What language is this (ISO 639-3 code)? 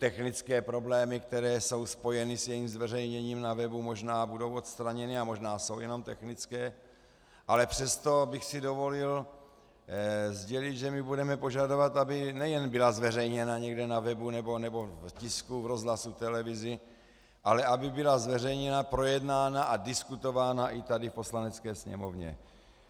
ces